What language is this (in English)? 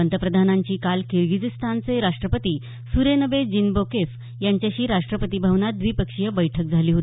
Marathi